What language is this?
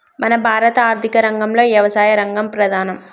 Telugu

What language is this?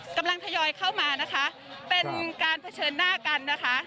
Thai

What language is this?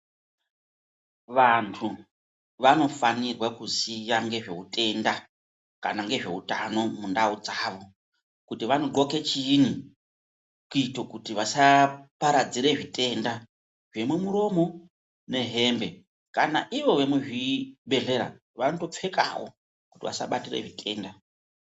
Ndau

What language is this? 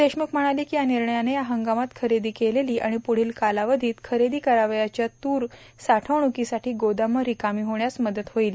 Marathi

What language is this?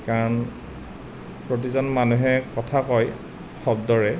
Assamese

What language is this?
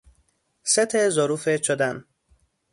Persian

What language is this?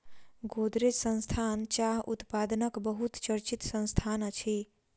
Maithili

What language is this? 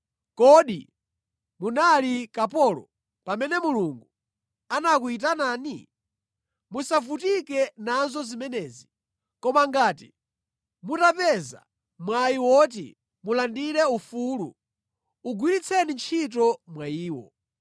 Nyanja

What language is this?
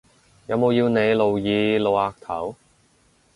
Cantonese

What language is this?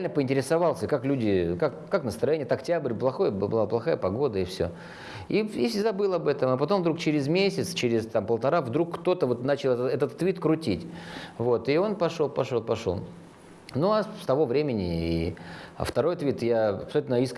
Russian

